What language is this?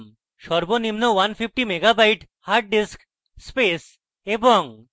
Bangla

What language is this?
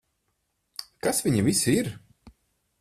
Latvian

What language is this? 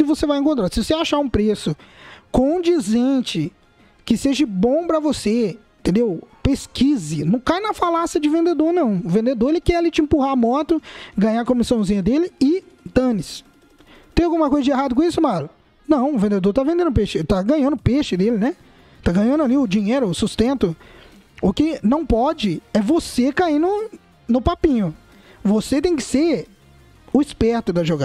Portuguese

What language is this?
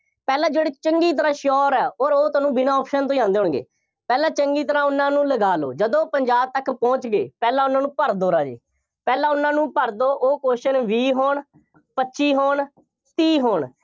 Punjabi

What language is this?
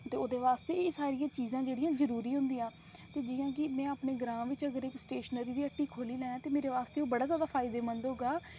Dogri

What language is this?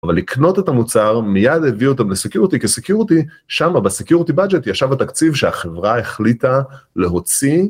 Hebrew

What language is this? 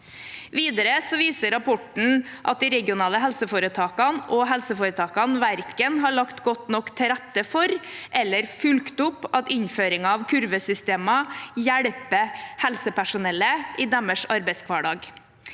Norwegian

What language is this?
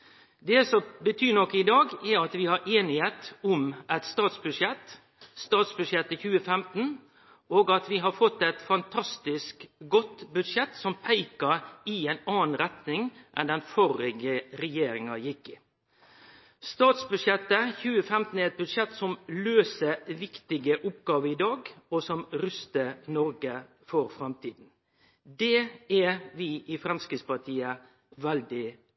Norwegian Nynorsk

